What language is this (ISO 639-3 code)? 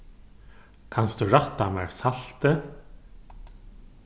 fao